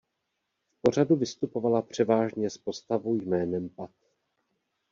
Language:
Czech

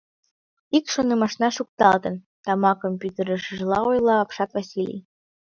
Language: Mari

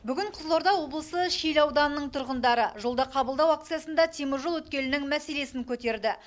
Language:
Kazakh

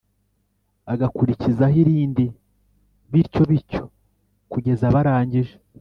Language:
Kinyarwanda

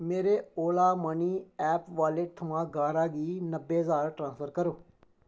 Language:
Dogri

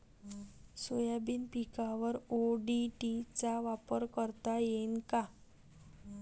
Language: Marathi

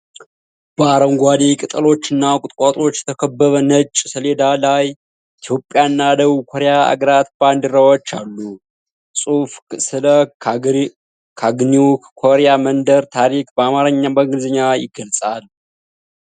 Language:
Amharic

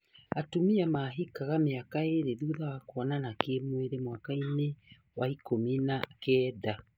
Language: Kikuyu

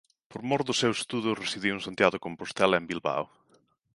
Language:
Galician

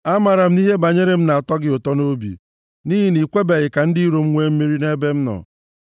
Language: Igbo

